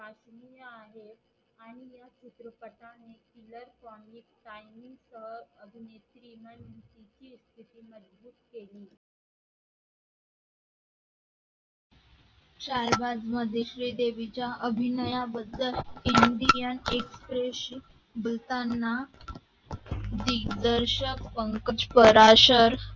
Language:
Marathi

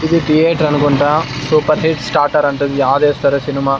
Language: Telugu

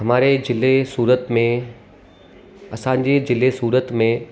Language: Sindhi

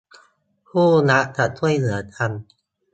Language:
Thai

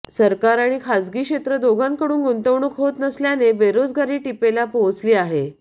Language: Marathi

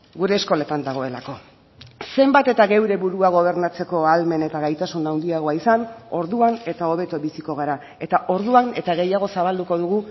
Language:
Basque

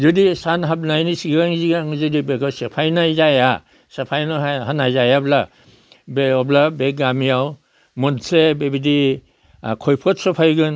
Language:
Bodo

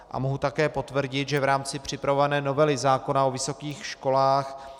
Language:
Czech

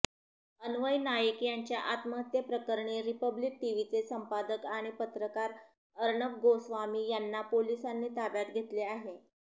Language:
Marathi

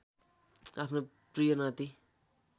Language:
Nepali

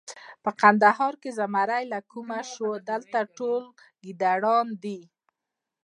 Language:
Pashto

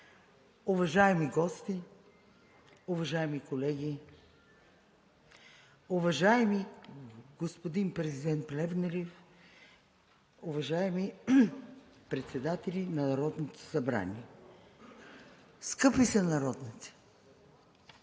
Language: Bulgarian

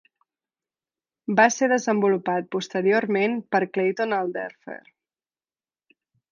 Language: Catalan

